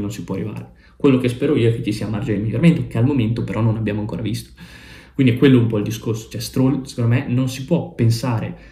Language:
Italian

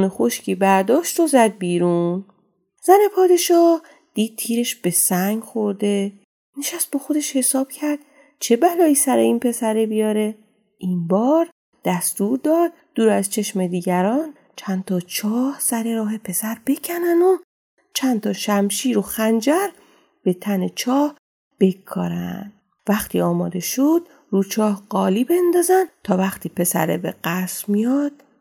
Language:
Persian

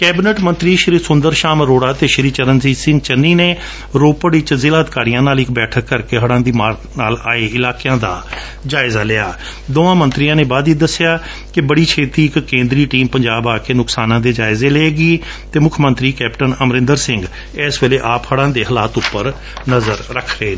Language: Punjabi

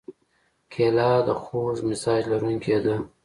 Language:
Pashto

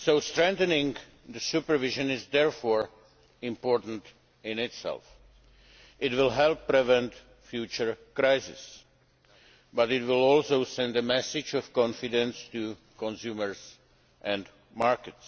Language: English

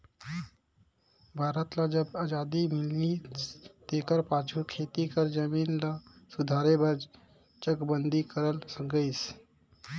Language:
Chhattisgarhi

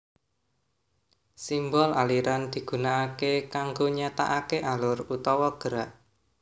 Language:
Javanese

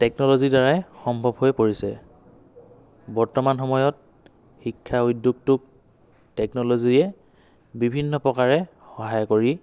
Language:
Assamese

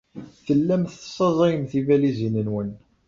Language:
Kabyle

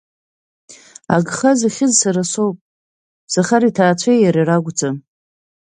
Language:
Abkhazian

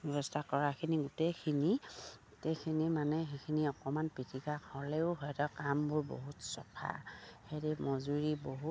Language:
Assamese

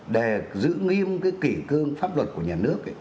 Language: Vietnamese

